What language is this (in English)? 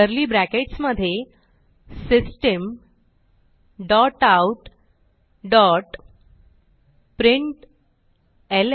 Marathi